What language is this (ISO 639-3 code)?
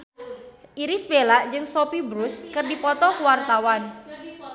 sun